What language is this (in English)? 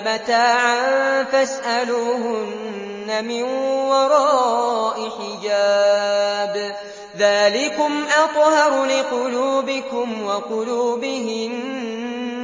Arabic